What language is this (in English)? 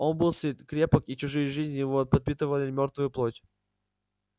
Russian